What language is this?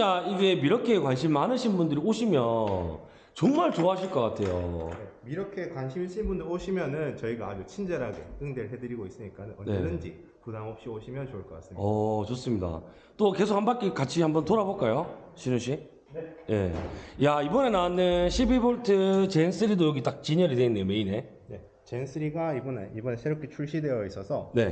Korean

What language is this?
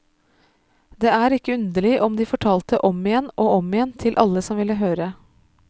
Norwegian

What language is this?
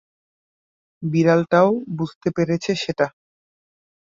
Bangla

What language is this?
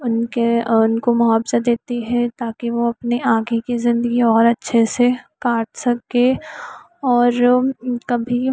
Hindi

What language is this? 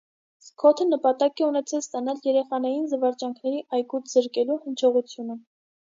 Armenian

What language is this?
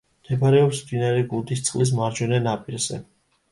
Georgian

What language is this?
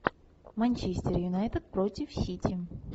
Russian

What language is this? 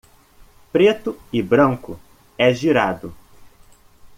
Portuguese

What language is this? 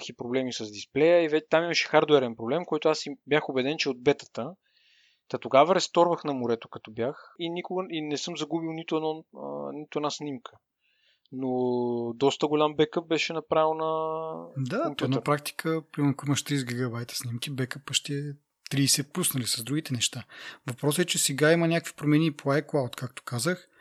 Bulgarian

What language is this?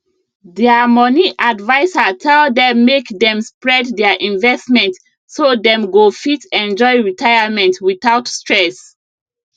Nigerian Pidgin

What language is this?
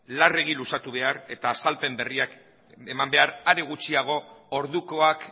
Basque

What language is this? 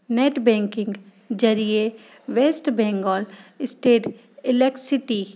Sindhi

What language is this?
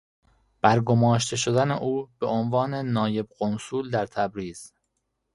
Persian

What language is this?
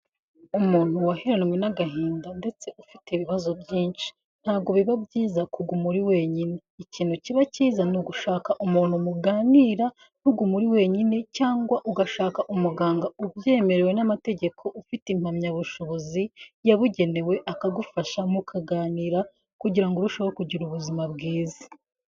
Kinyarwanda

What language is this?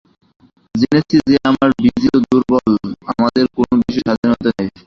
Bangla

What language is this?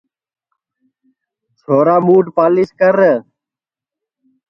Sansi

